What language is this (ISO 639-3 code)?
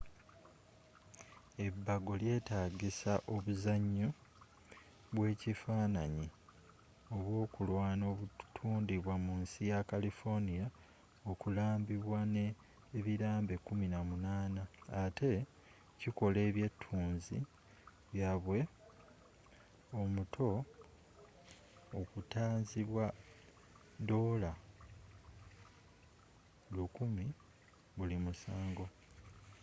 lug